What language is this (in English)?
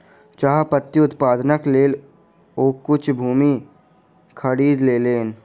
Maithili